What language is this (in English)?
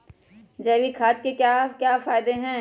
Magahi